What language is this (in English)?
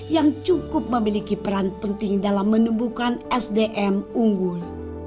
Indonesian